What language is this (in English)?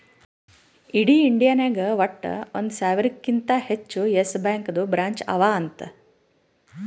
Kannada